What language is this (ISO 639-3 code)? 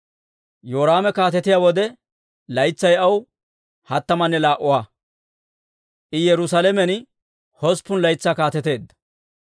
dwr